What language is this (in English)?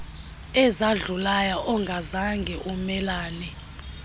Xhosa